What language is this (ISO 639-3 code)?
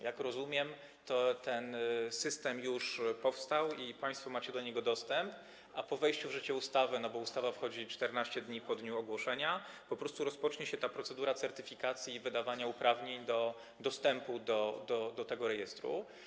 pol